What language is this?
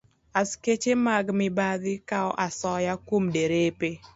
Luo (Kenya and Tanzania)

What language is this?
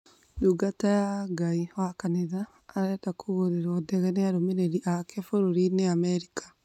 Kikuyu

